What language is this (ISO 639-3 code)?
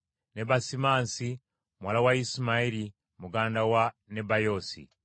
lug